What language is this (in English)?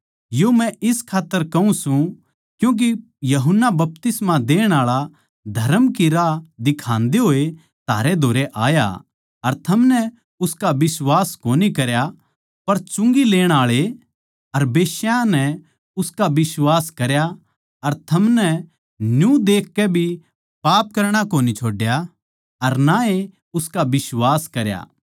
Haryanvi